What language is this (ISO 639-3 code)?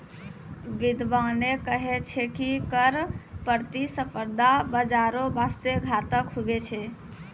mai